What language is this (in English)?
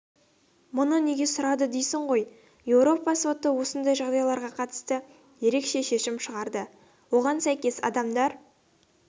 Kazakh